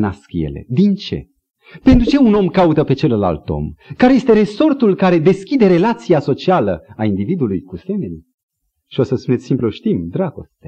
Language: Romanian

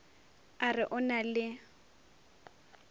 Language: Northern Sotho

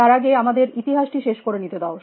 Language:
Bangla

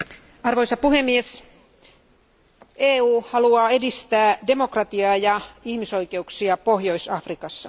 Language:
Finnish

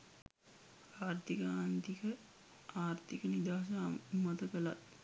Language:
Sinhala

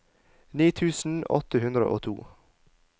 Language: Norwegian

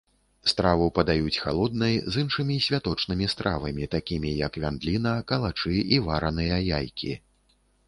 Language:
Belarusian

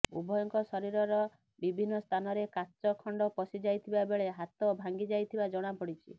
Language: Odia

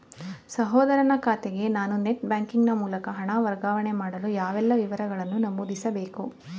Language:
Kannada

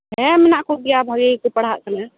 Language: Santali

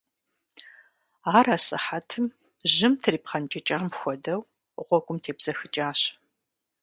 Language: Kabardian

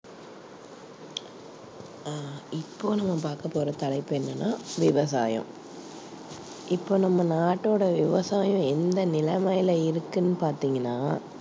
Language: Tamil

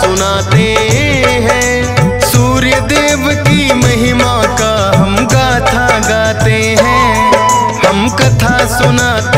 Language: Hindi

